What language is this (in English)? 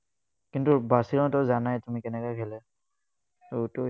Assamese